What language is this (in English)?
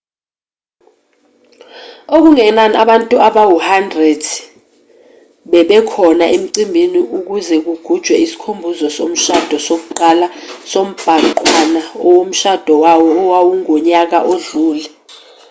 Zulu